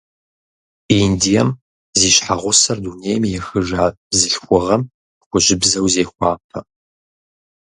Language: Kabardian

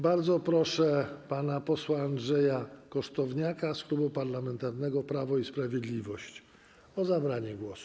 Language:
Polish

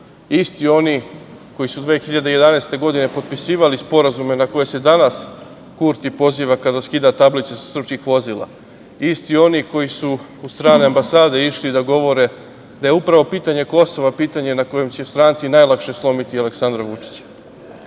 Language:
Serbian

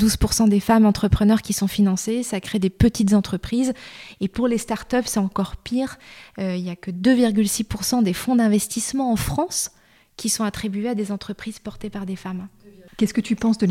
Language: French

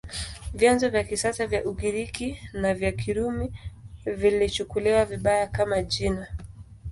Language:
Swahili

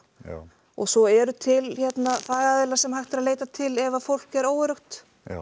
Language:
Icelandic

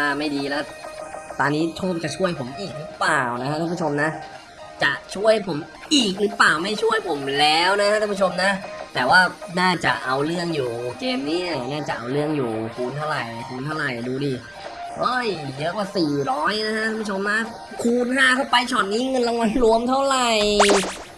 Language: Thai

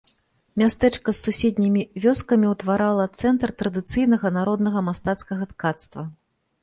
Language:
Belarusian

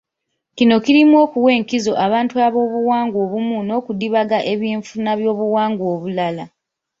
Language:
Ganda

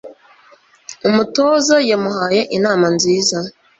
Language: Kinyarwanda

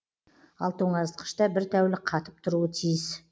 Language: Kazakh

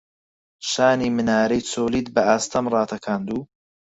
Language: Central Kurdish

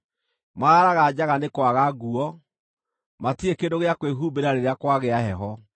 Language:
Kikuyu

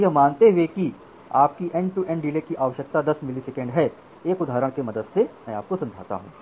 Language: Hindi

